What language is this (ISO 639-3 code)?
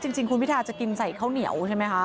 tha